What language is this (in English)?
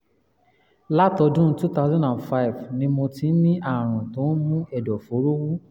Yoruba